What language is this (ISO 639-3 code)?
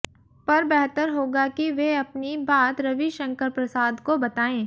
hin